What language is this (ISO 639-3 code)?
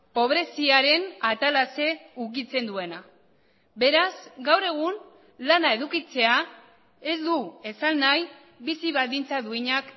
eus